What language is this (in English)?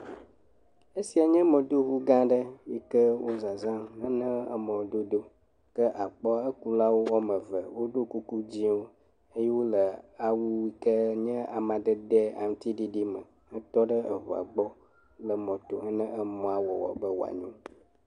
Ewe